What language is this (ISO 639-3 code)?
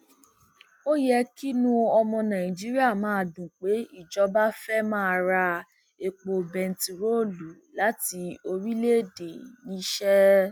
yor